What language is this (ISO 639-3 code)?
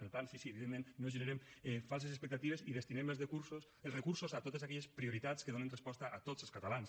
cat